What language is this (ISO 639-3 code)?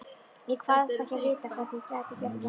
isl